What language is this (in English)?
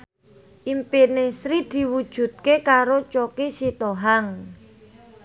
Javanese